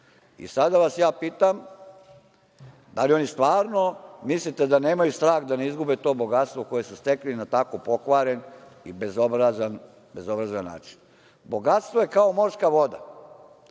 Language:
Serbian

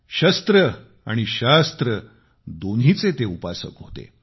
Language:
Marathi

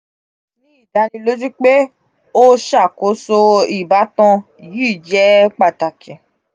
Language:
Yoruba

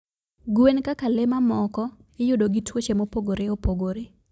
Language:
Luo (Kenya and Tanzania)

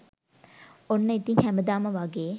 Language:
Sinhala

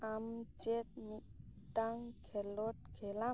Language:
Santali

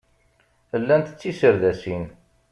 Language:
Kabyle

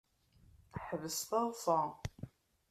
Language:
Kabyle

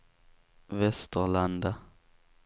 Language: Swedish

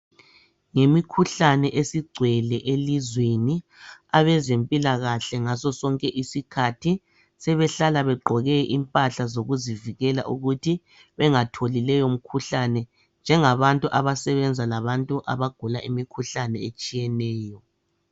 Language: North Ndebele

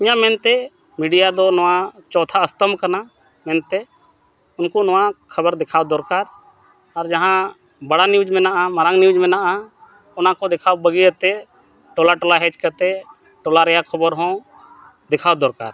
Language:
Santali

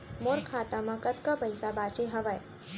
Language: Chhattisgarhi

